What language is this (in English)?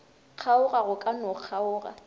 Northern Sotho